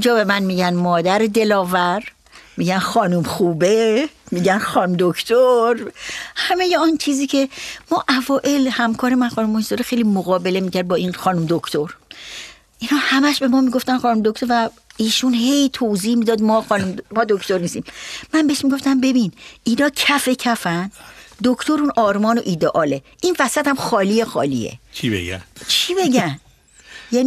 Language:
Persian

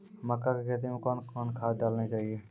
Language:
Maithili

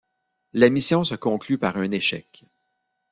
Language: French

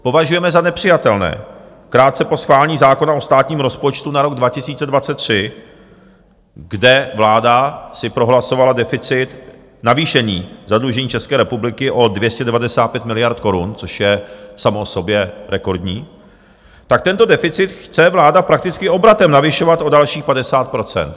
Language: Czech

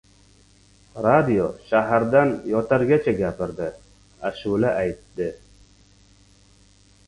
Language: Uzbek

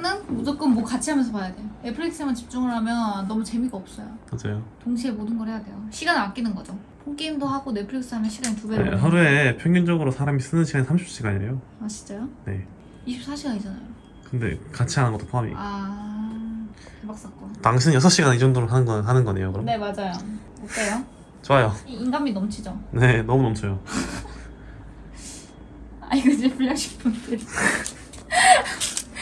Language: Korean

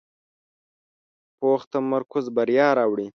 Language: Pashto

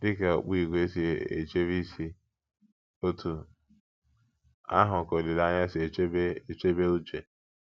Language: Igbo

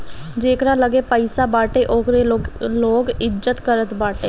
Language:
Bhojpuri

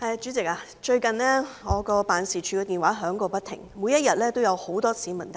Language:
Cantonese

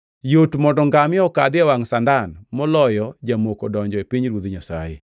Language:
Luo (Kenya and Tanzania)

